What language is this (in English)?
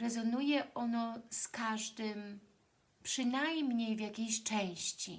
Polish